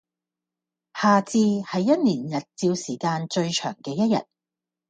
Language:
Cantonese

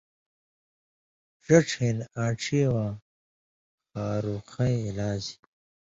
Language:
Indus Kohistani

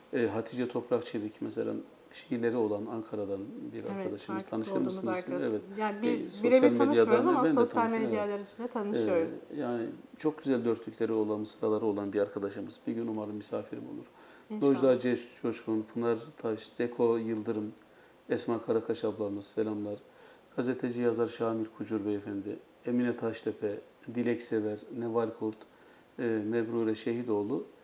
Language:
Turkish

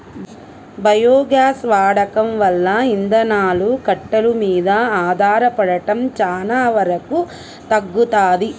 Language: Telugu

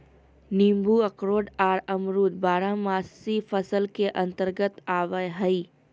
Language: Magahi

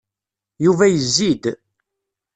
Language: Kabyle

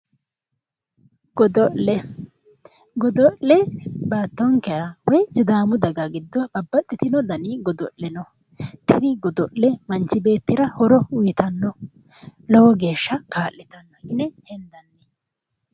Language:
Sidamo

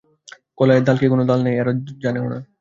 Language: Bangla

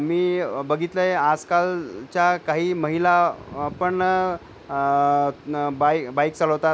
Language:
Marathi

